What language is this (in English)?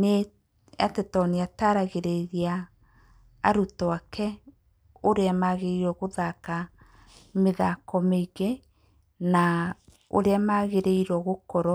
Kikuyu